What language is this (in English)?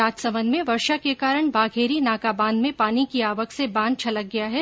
Hindi